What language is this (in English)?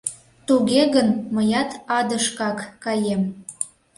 Mari